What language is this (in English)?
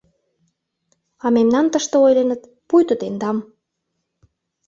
Mari